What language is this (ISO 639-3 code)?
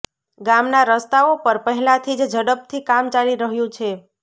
guj